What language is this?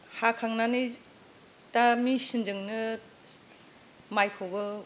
Bodo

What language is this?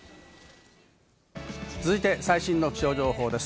Japanese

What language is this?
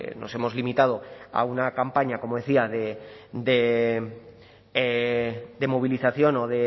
Spanish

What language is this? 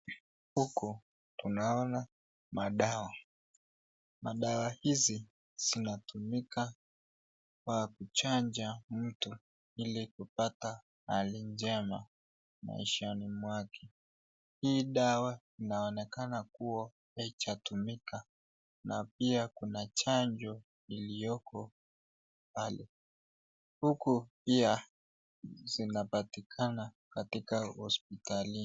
Swahili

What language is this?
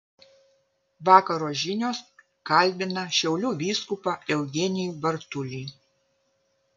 Lithuanian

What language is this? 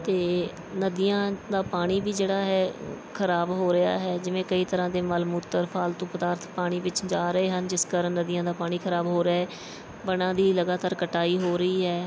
Punjabi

